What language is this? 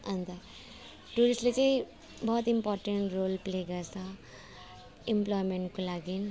Nepali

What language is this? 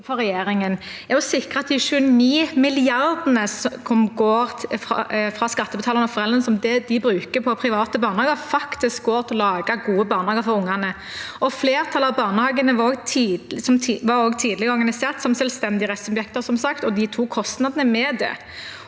Norwegian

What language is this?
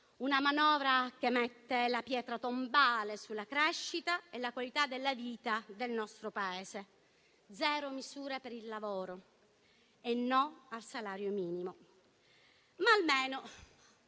Italian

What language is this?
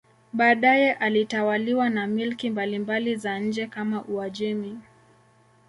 Swahili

